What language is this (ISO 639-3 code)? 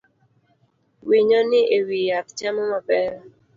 luo